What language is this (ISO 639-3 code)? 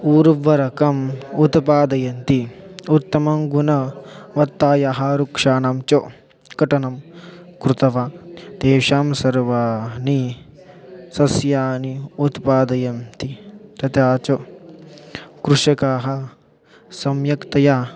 san